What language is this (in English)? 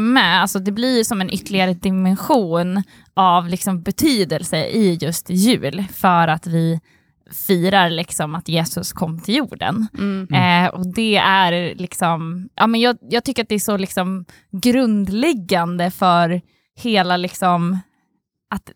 Swedish